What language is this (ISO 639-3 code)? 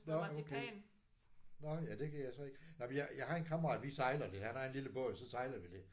dan